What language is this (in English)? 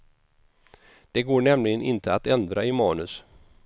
Swedish